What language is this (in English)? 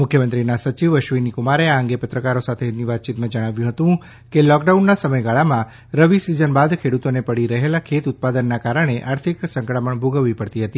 Gujarati